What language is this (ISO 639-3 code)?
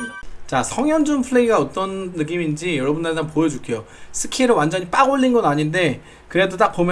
kor